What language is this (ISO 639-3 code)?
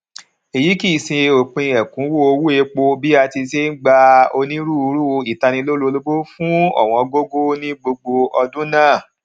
yor